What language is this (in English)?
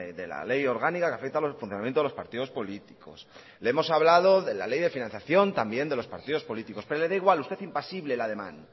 Spanish